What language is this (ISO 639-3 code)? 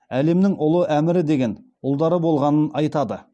kaz